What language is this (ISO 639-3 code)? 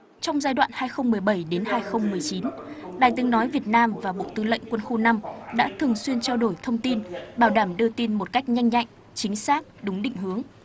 vie